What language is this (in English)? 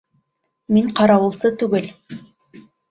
Bashkir